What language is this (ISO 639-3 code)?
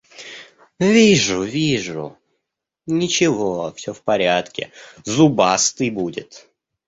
rus